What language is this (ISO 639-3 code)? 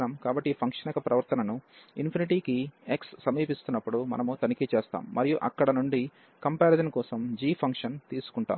tel